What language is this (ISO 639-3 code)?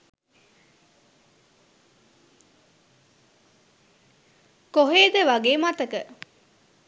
sin